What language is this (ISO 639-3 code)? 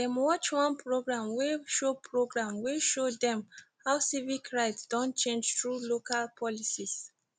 pcm